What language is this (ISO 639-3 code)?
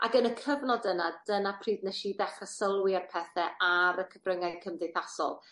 cym